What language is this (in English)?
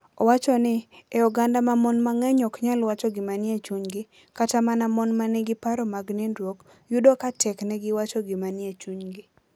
Luo (Kenya and Tanzania)